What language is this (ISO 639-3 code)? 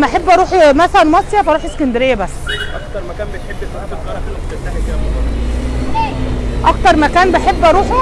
ara